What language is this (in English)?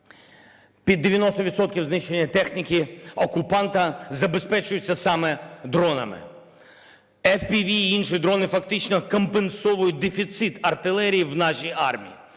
Ukrainian